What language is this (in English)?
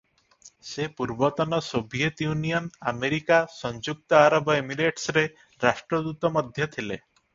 Odia